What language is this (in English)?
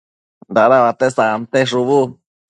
Matsés